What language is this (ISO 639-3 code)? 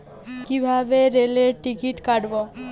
ben